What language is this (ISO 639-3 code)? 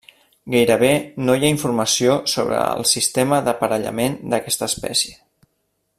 cat